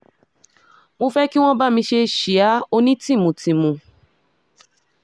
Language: Yoruba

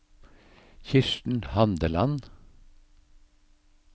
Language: Norwegian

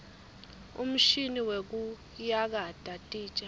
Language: Swati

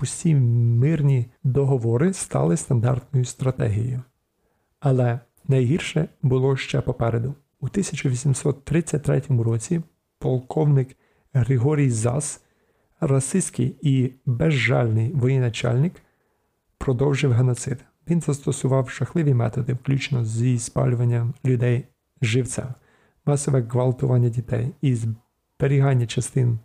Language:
Ukrainian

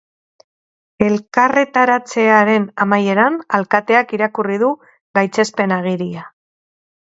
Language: Basque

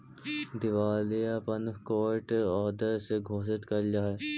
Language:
Magahi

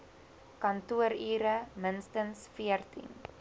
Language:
Afrikaans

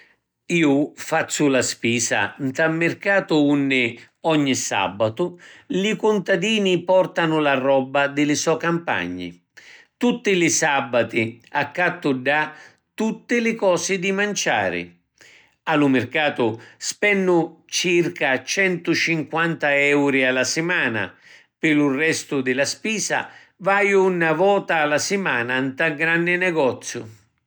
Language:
Sicilian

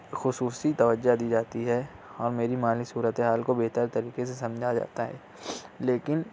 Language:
Urdu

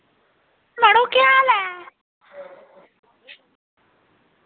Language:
Dogri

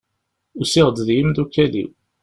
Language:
Kabyle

